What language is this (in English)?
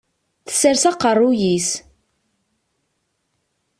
Kabyle